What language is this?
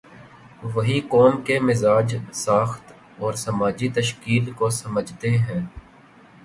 Urdu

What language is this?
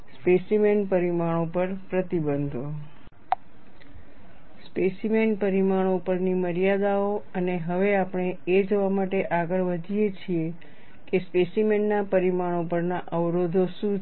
Gujarati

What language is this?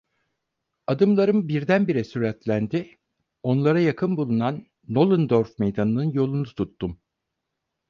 Turkish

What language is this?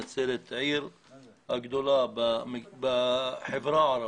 Hebrew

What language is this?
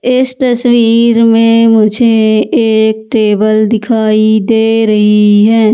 Hindi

